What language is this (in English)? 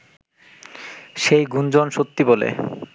Bangla